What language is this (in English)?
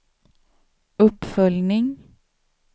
Swedish